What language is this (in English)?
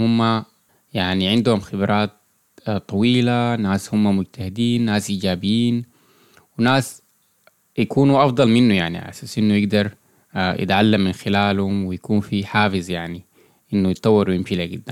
Arabic